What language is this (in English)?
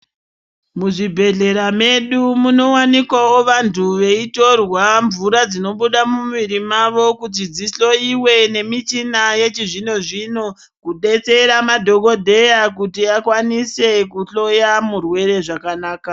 Ndau